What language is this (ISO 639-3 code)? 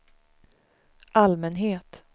swe